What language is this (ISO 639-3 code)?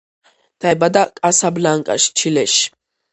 kat